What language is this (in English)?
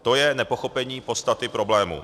Czech